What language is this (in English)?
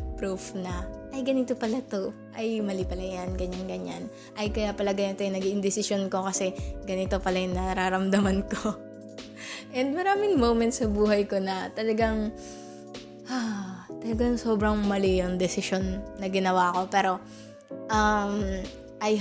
Filipino